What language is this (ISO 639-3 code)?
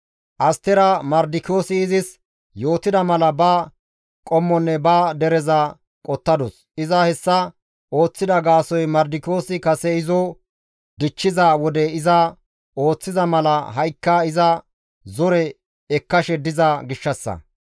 gmv